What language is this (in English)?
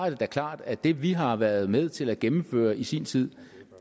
Danish